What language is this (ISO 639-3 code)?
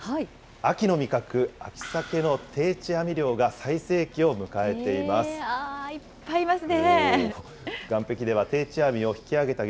jpn